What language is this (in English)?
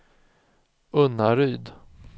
Swedish